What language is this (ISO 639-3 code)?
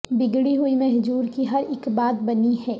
urd